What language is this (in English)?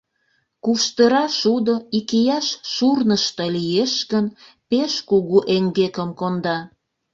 Mari